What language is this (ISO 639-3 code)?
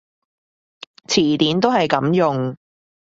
yue